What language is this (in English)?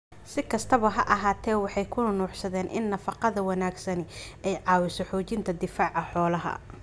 Somali